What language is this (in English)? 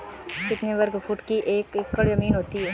Hindi